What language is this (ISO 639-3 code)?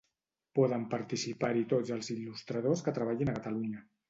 cat